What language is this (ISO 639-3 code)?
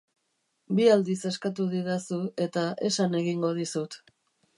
eus